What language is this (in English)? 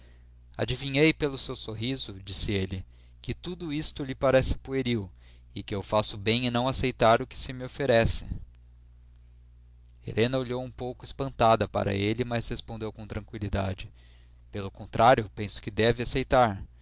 Portuguese